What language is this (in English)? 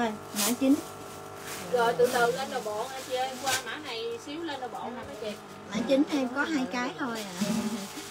Vietnamese